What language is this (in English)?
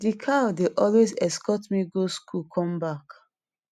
Nigerian Pidgin